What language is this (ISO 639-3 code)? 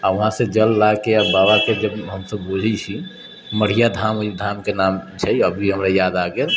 mai